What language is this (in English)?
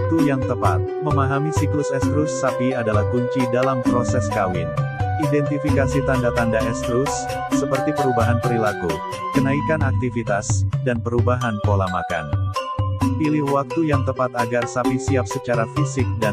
Indonesian